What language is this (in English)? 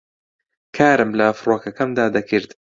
Central Kurdish